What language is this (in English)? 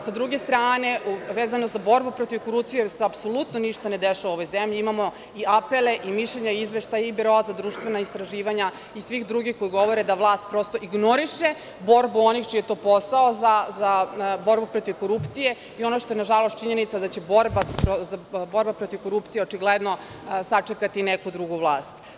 Serbian